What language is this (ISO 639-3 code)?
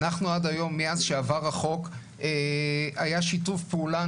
heb